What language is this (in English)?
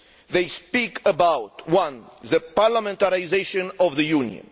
English